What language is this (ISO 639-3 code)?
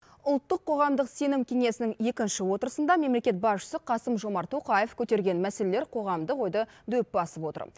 kaz